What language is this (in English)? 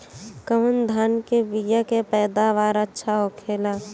Bhojpuri